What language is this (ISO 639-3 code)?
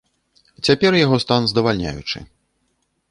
bel